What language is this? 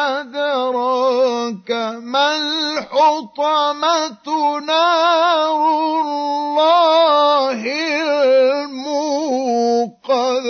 Arabic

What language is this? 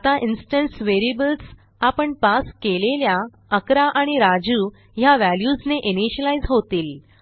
Marathi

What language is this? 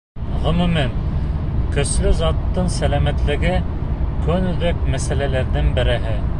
Bashkir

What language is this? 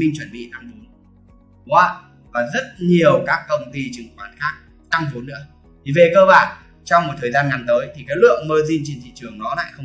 Vietnamese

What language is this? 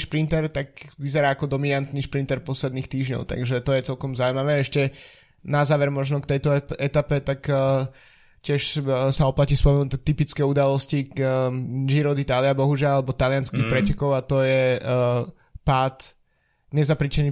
Slovak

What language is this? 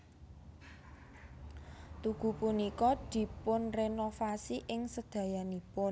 Javanese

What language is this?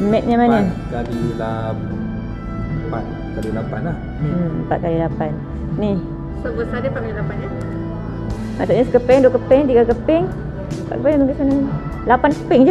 Malay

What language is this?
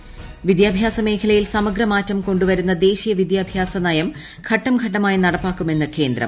Malayalam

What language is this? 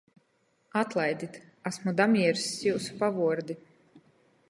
Latgalian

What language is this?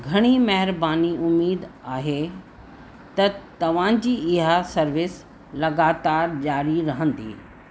Sindhi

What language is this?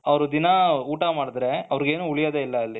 Kannada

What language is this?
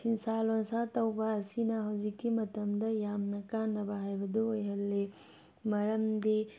Manipuri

